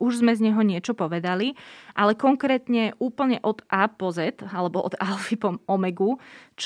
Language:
Slovak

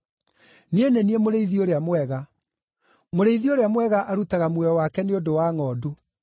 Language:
Kikuyu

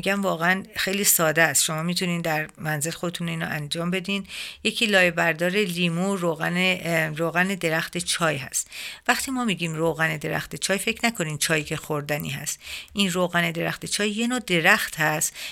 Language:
Persian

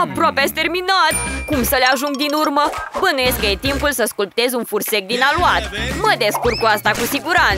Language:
Romanian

